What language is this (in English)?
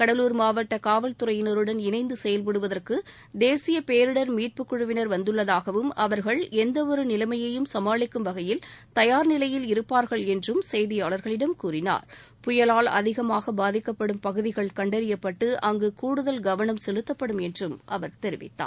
Tamil